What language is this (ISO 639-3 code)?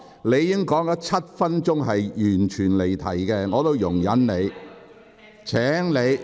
yue